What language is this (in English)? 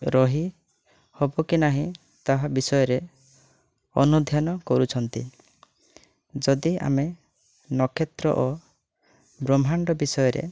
Odia